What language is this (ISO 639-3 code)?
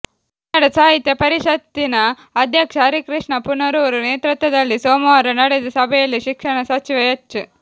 kan